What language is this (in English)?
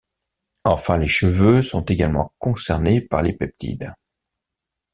French